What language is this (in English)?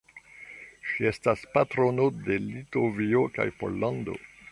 Esperanto